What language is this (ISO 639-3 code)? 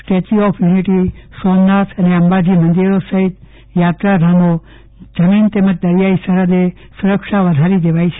guj